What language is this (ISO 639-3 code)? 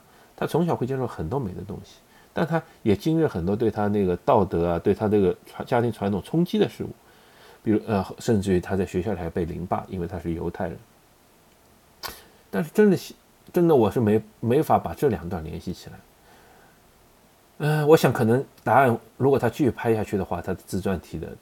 zho